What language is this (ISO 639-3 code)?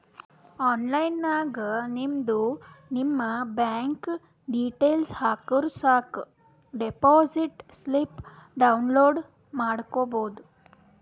kan